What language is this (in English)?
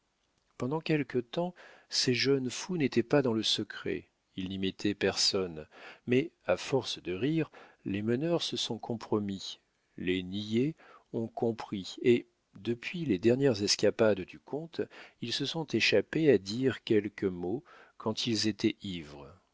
French